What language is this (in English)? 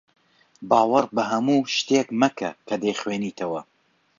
Central Kurdish